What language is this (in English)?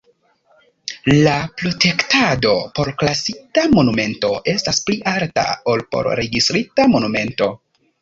Esperanto